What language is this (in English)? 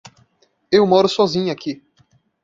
Portuguese